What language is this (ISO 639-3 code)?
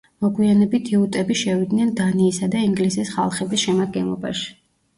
kat